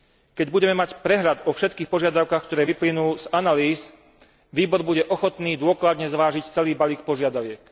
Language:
Slovak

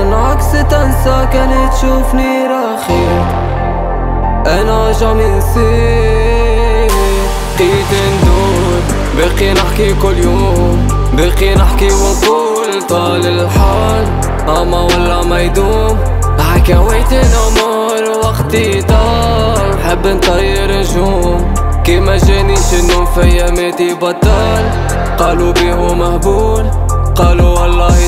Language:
Arabic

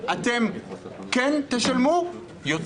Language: Hebrew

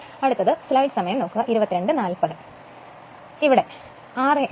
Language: Malayalam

